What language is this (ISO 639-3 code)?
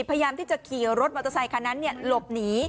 tha